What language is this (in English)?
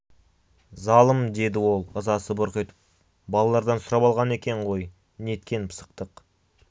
Kazakh